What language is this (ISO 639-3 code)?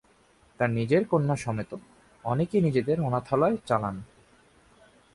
ben